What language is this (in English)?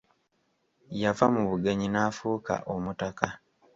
Ganda